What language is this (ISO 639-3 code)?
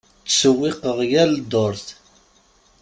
kab